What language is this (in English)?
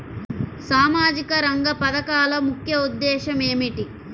Telugu